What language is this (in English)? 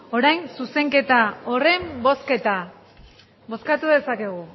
Basque